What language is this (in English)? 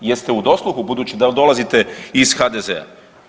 Croatian